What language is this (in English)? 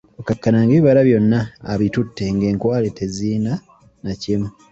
Ganda